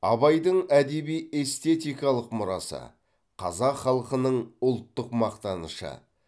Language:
Kazakh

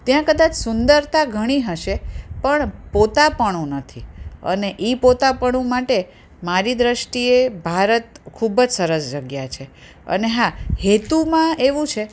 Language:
Gujarati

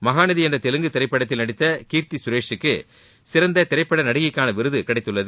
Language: Tamil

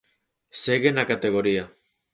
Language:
Galician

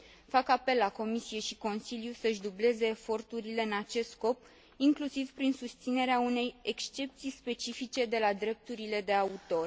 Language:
Romanian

